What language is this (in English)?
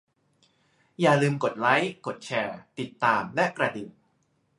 Thai